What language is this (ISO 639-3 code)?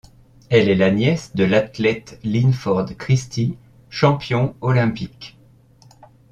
fra